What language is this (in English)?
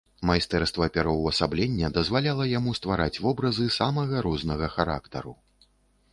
Belarusian